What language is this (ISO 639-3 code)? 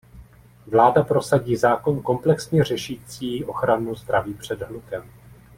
ces